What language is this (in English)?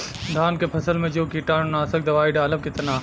Bhojpuri